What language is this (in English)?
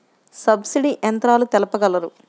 Telugu